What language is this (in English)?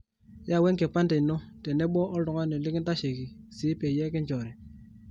Masai